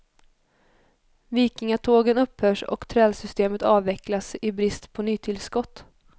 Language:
Swedish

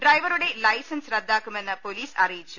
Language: Malayalam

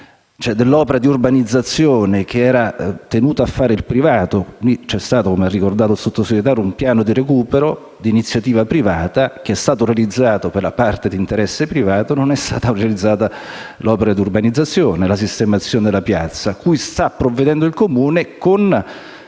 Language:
Italian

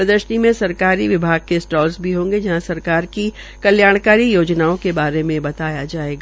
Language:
Hindi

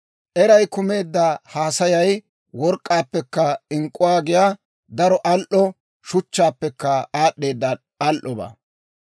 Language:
Dawro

